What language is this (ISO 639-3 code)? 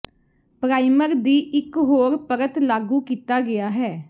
pan